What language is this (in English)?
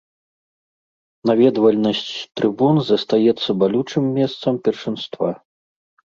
Belarusian